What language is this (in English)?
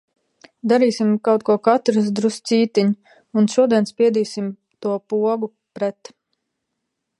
Latvian